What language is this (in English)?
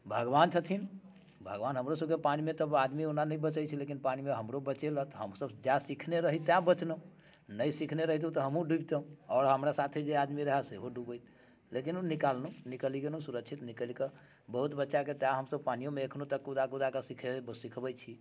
Maithili